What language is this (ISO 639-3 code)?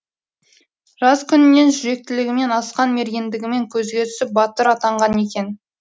kaz